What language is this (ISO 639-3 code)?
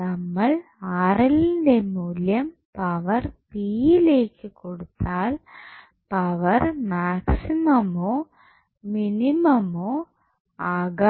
mal